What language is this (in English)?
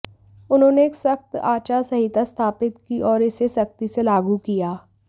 Hindi